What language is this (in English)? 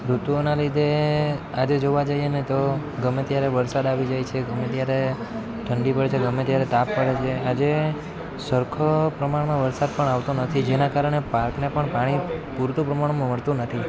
Gujarati